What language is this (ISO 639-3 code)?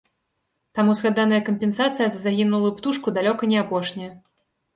bel